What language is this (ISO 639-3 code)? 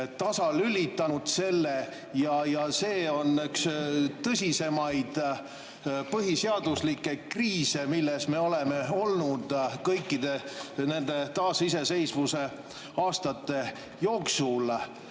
est